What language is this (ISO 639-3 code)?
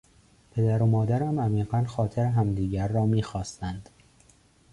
fas